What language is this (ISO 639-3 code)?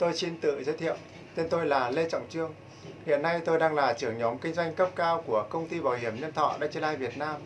vie